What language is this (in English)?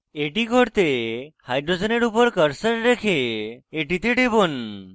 Bangla